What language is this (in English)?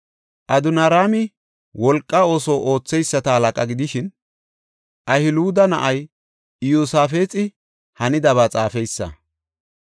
Gofa